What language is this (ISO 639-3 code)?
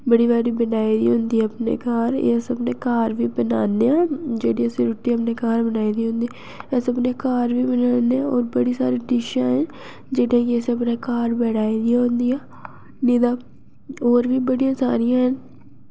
doi